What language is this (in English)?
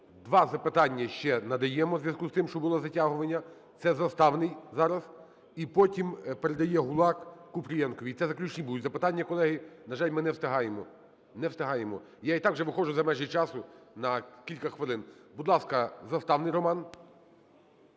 Ukrainian